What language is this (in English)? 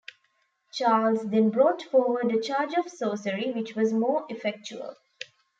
English